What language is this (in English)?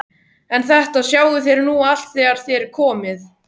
Icelandic